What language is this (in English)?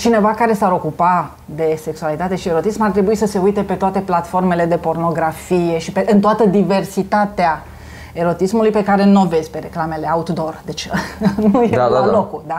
Romanian